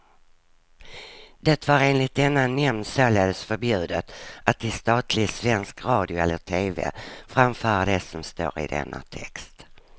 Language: Swedish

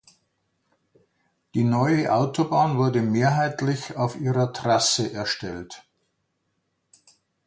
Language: German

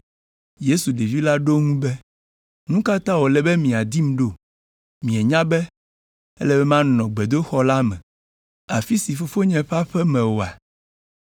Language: Ewe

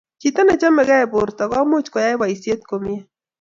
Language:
Kalenjin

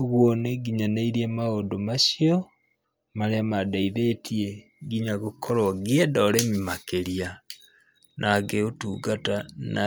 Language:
Kikuyu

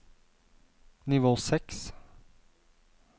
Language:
Norwegian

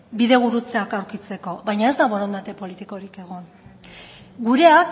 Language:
Basque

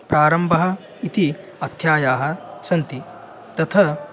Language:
Sanskrit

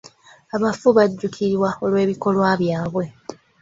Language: Ganda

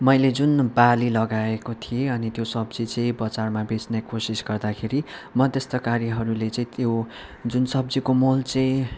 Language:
Nepali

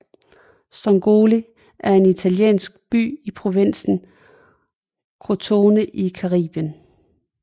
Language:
Danish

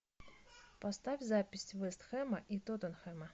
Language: Russian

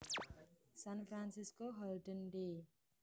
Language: Javanese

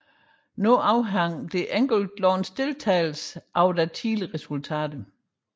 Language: Danish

